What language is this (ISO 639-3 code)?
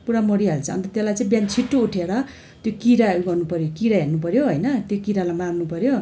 nep